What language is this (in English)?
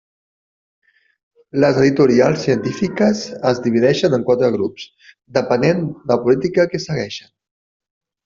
Catalan